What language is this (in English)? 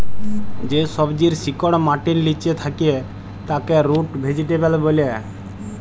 Bangla